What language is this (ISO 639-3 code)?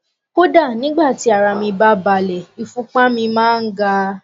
yor